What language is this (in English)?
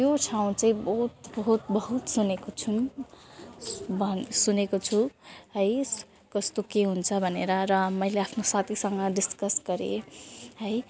Nepali